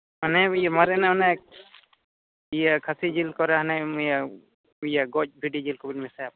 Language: Santali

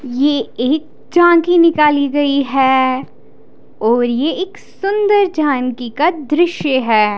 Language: Hindi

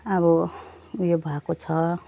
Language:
Nepali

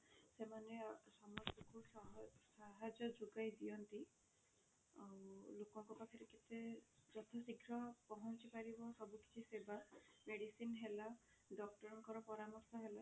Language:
Odia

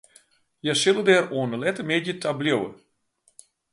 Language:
Western Frisian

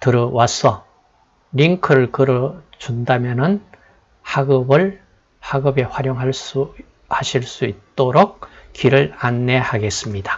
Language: Korean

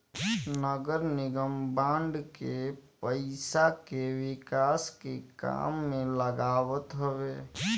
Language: Bhojpuri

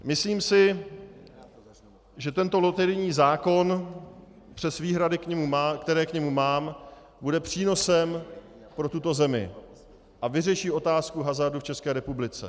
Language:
Czech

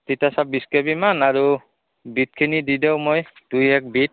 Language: Assamese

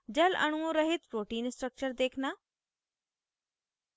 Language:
Hindi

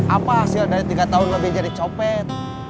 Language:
Indonesian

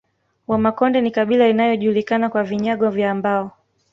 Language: Swahili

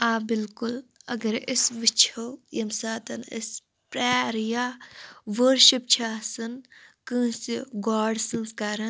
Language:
Kashmiri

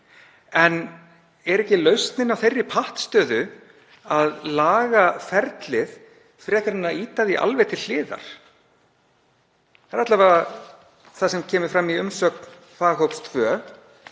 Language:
Icelandic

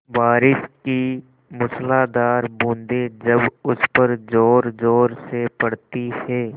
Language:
Hindi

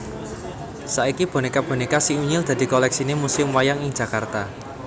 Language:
Javanese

